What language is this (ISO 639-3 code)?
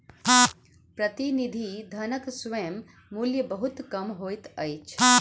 mai